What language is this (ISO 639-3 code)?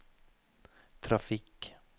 nor